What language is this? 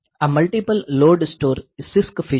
Gujarati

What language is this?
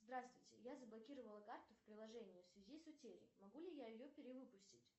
Russian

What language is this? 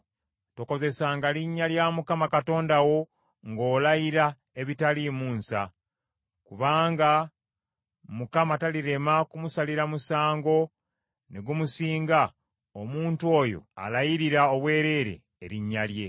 Ganda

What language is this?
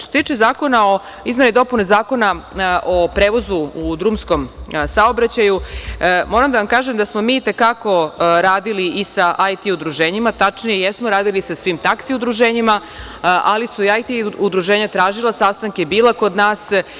Serbian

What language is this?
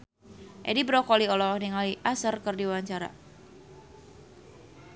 Sundanese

